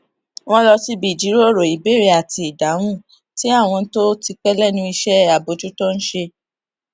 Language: Yoruba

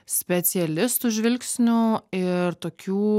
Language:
Lithuanian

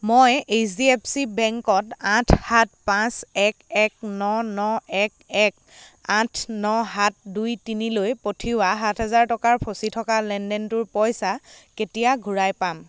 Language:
Assamese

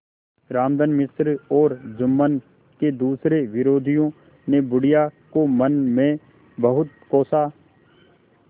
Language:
Hindi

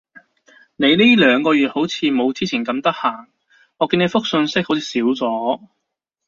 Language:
Cantonese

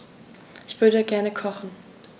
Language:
German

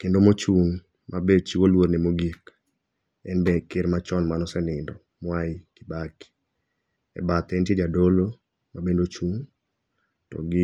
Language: Luo (Kenya and Tanzania)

